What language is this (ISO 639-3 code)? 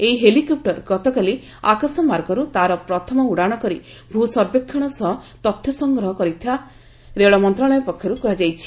ori